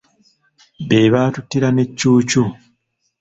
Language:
Ganda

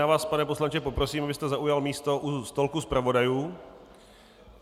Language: Czech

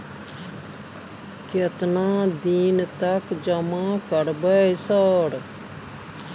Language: Maithili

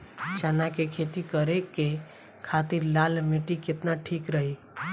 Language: Bhojpuri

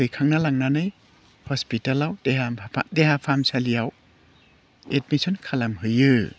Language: Bodo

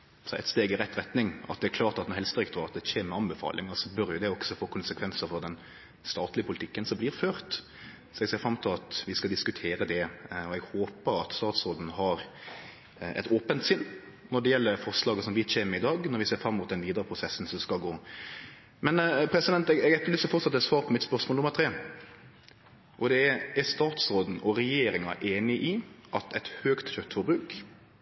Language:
Norwegian Nynorsk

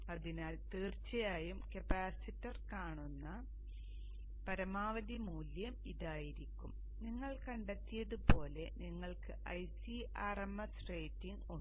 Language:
Malayalam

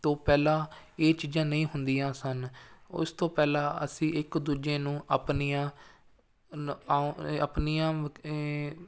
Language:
Punjabi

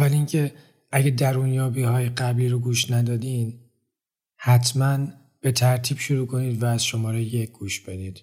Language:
Persian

